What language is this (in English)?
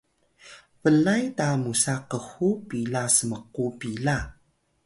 Atayal